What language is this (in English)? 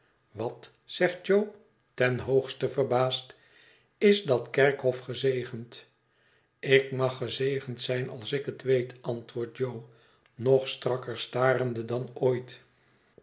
Dutch